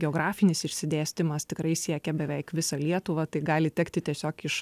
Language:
Lithuanian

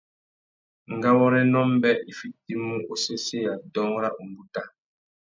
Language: Tuki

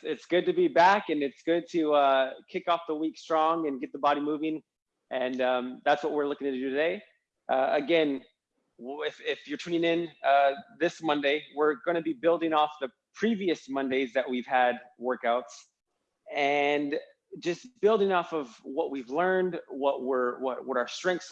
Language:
English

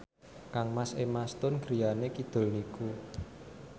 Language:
Javanese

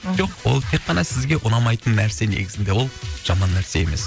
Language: Kazakh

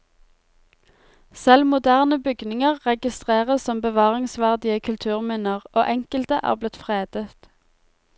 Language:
Norwegian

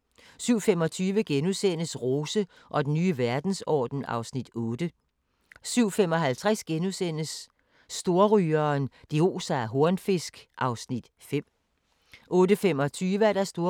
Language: Danish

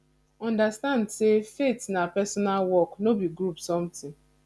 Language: Nigerian Pidgin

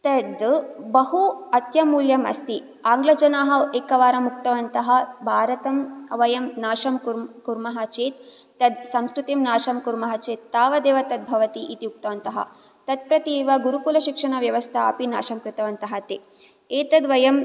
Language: Sanskrit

